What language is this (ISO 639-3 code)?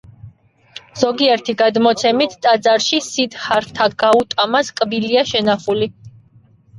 kat